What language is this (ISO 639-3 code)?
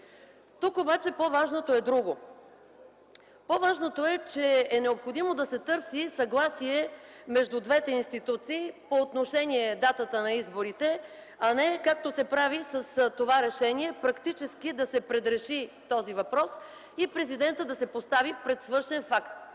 bul